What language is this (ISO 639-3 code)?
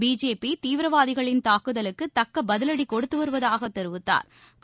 tam